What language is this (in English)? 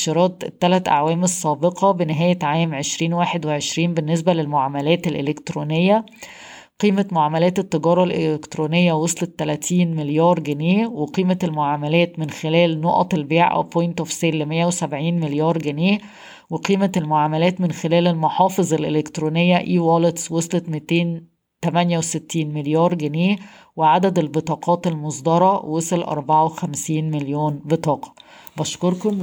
Arabic